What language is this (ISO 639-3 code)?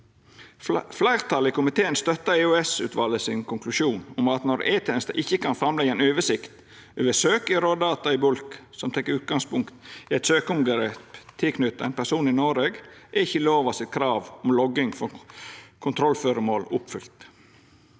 nor